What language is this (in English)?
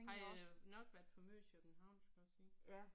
Danish